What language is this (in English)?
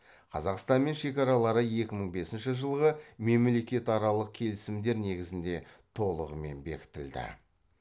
Kazakh